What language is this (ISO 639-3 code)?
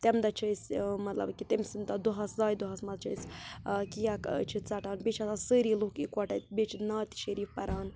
kas